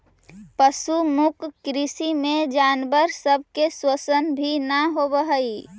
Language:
Magahi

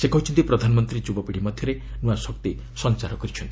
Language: Odia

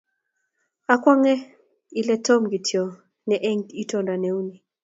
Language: Kalenjin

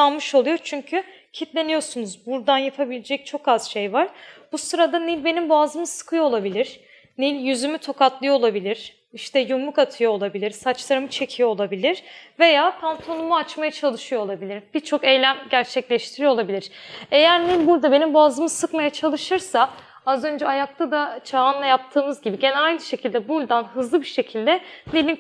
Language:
Turkish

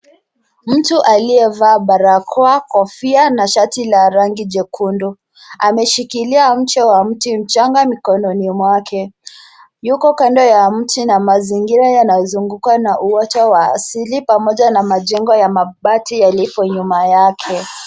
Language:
Swahili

